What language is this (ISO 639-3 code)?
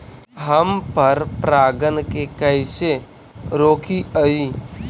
mag